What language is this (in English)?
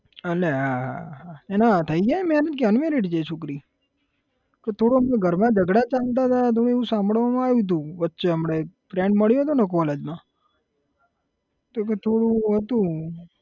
Gujarati